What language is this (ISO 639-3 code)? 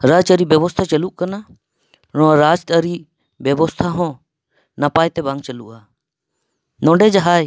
sat